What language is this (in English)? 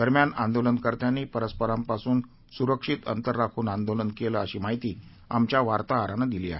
Marathi